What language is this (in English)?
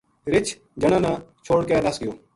Gujari